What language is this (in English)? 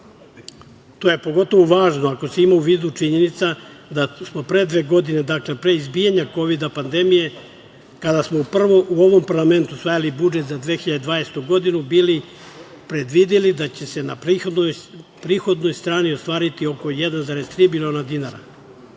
Serbian